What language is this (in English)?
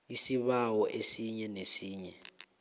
South Ndebele